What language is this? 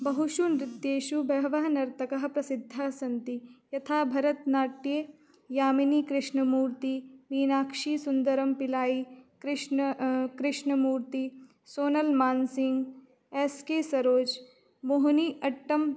Sanskrit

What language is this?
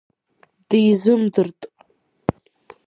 Abkhazian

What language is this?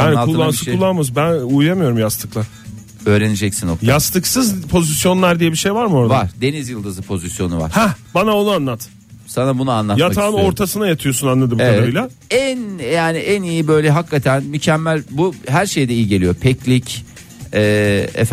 Turkish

